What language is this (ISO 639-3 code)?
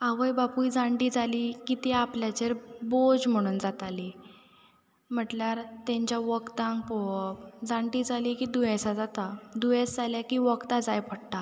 kok